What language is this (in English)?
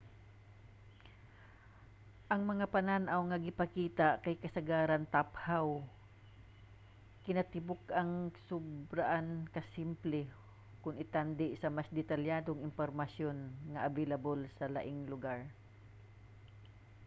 Cebuano